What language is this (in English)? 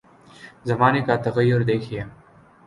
Urdu